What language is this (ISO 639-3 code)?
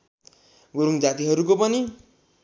nep